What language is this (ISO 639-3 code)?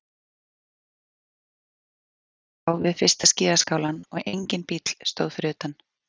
isl